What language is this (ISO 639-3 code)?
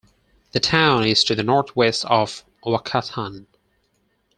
eng